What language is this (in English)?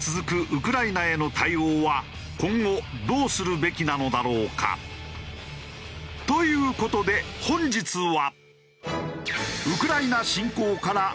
Japanese